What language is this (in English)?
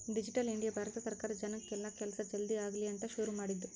Kannada